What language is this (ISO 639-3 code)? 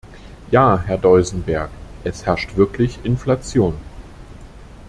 deu